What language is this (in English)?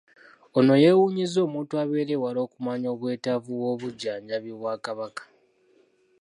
Ganda